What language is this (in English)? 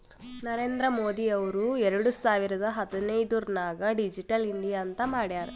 Kannada